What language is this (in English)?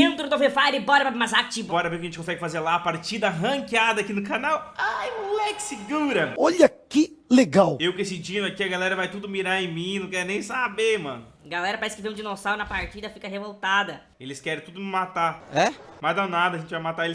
Portuguese